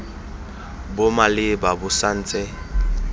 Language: Tswana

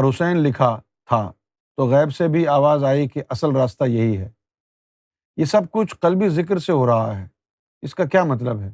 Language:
Urdu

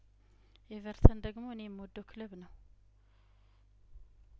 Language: Amharic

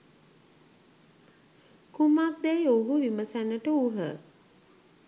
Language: Sinhala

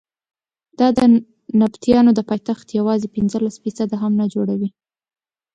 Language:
Pashto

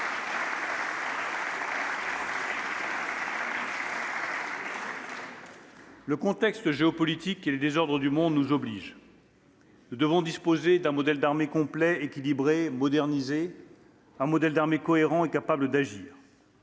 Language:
French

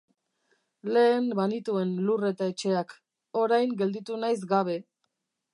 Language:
Basque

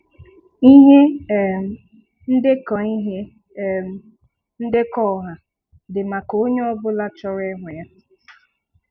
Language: Igbo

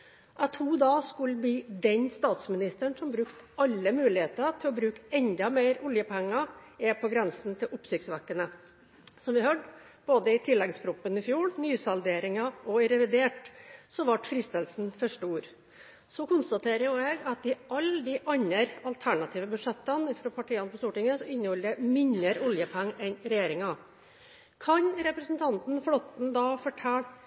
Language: Norwegian Bokmål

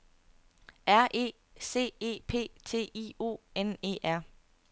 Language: Danish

